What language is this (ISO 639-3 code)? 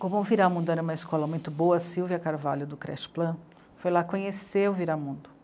por